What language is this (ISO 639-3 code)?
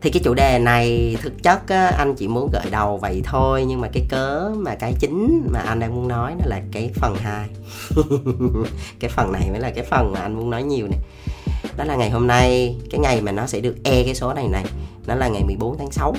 vie